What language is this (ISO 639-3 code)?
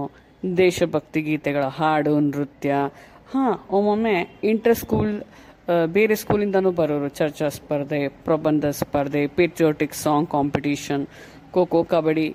kan